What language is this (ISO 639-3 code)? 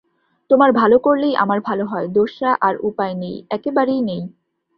ben